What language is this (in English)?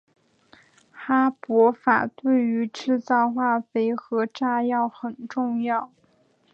Chinese